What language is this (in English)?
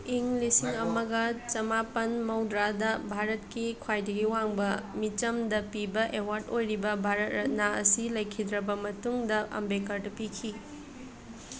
Manipuri